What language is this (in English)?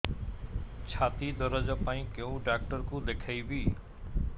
Odia